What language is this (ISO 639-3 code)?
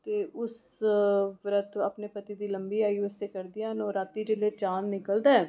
doi